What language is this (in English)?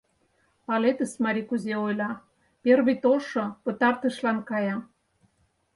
Mari